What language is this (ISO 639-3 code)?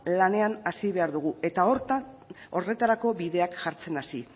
eus